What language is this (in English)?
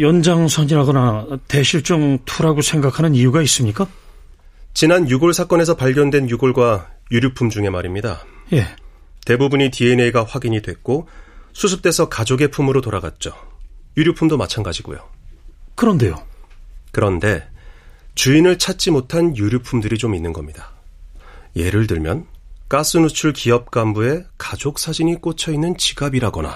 Korean